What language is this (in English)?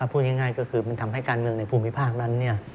Thai